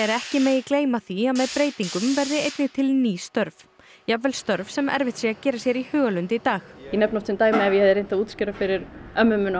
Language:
Icelandic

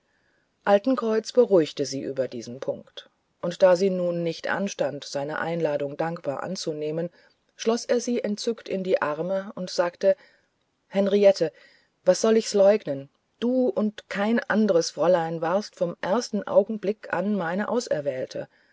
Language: German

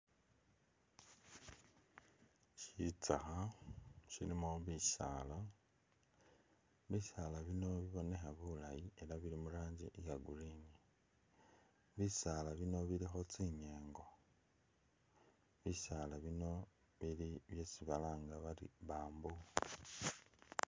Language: Masaaba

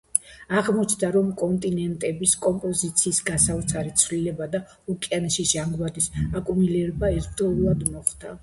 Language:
Georgian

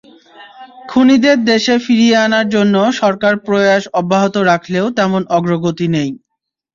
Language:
Bangla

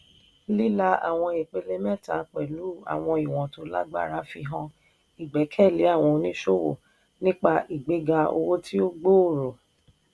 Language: Yoruba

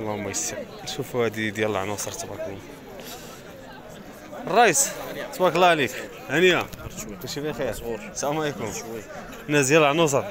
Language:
Arabic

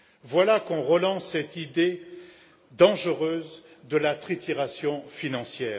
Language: French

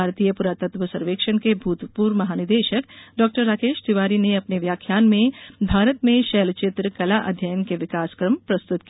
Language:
Hindi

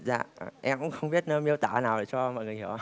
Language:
Vietnamese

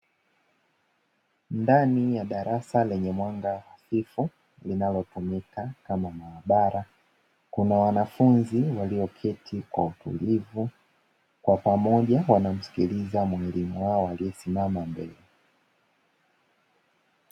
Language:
Swahili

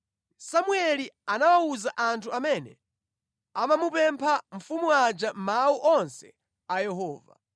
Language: Nyanja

